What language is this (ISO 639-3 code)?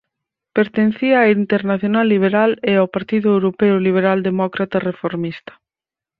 glg